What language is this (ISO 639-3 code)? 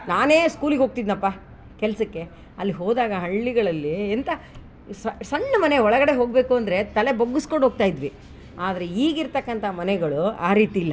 kan